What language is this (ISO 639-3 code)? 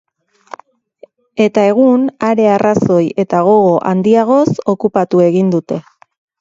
eus